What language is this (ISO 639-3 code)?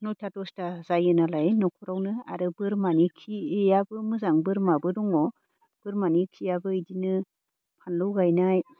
brx